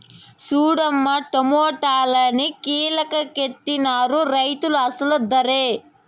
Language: Telugu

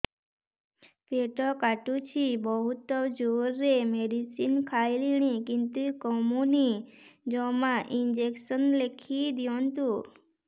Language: Odia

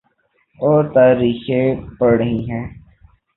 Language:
Urdu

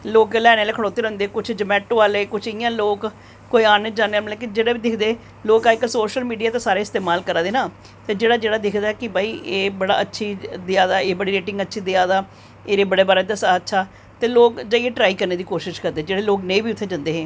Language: Dogri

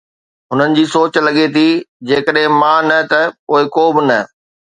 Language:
Sindhi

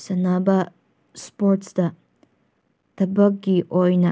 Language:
Manipuri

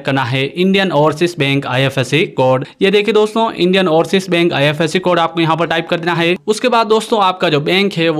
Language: Hindi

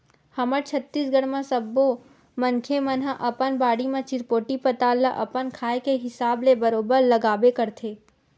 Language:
Chhattisgarhi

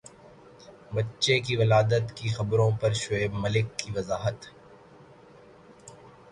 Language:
Urdu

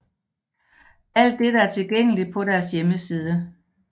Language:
Danish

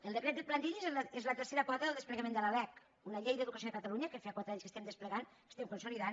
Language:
Catalan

